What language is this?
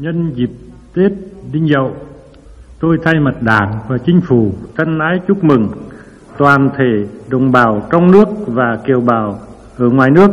Vietnamese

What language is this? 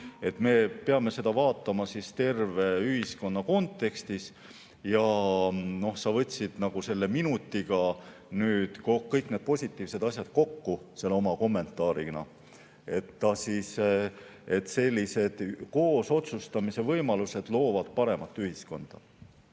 Estonian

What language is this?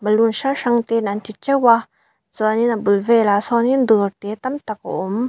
Mizo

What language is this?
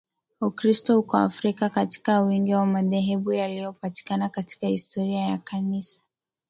Swahili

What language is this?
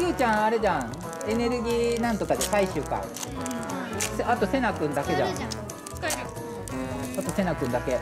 Japanese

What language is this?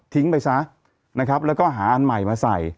Thai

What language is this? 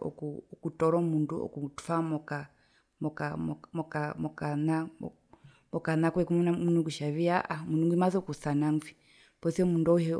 Herero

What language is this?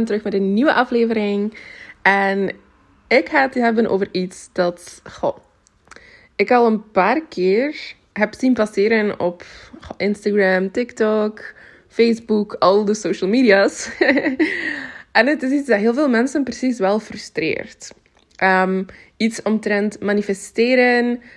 Dutch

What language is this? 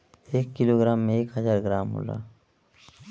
Bhojpuri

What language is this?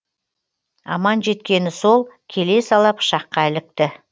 Kazakh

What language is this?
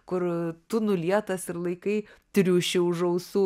Lithuanian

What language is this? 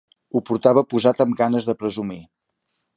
Catalan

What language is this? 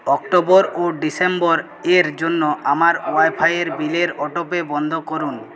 Bangla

